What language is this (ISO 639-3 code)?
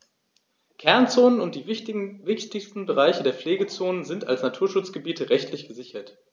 deu